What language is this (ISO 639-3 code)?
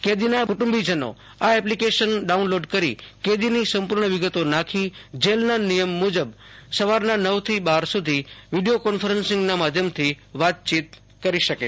guj